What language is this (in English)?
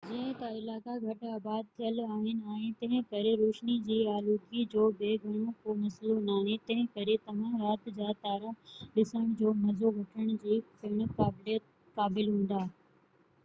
Sindhi